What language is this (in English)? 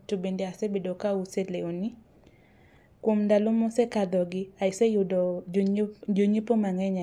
Luo (Kenya and Tanzania)